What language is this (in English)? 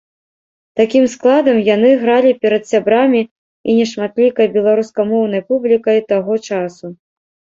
Belarusian